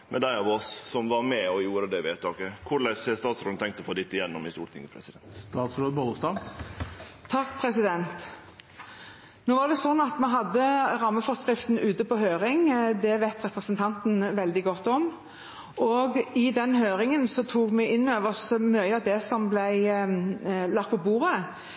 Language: Norwegian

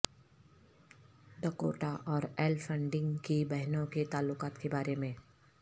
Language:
Urdu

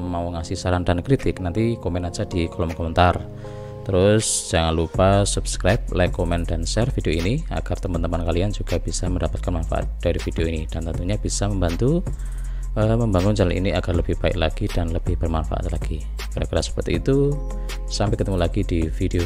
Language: Indonesian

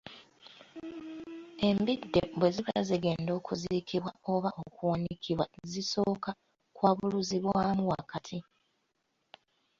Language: Ganda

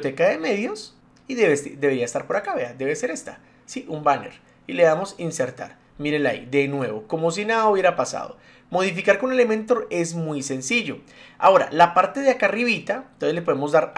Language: Spanish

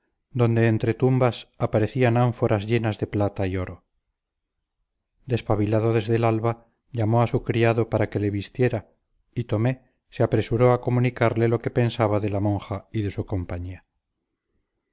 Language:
Spanish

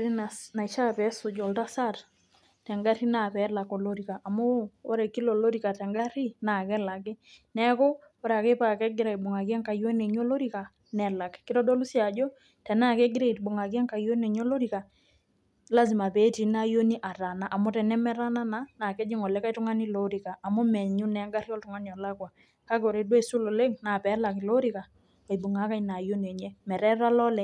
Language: Masai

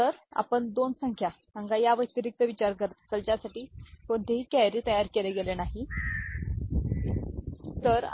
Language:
Marathi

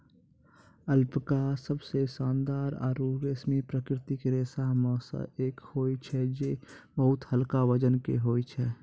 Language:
Maithili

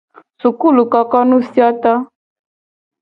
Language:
Gen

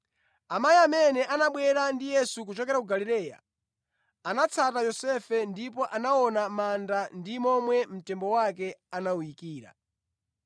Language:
Nyanja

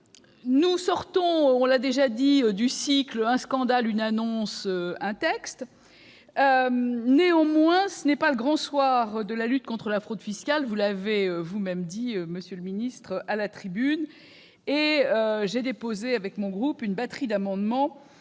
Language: French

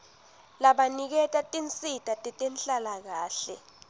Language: Swati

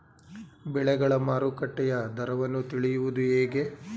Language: Kannada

